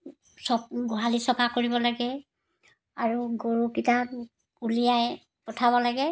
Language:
Assamese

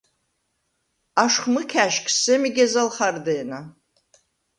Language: Svan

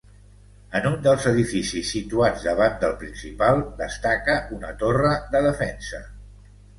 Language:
Catalan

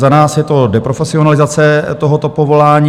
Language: Czech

